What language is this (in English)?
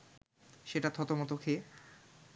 Bangla